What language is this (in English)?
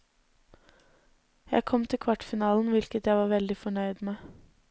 Norwegian